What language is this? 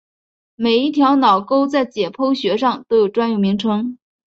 Chinese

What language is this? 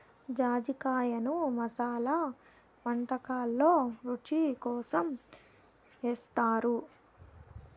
Telugu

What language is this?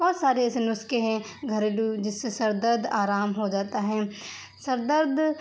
Urdu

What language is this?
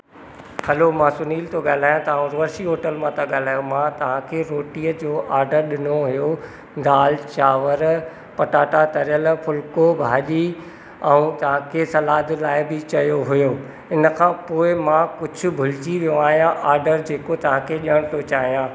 Sindhi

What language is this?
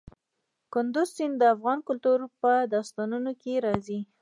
Pashto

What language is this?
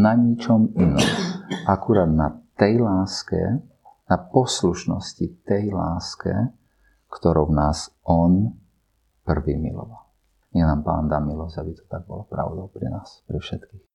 Slovak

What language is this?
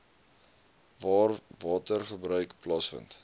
Afrikaans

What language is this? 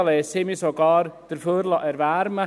Swiss German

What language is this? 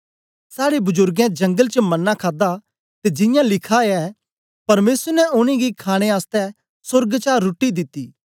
Dogri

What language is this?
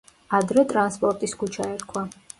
Georgian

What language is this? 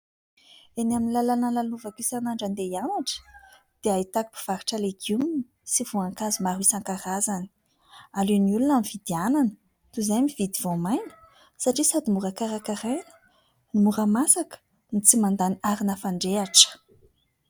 Malagasy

